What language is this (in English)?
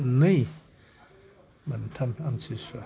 Bodo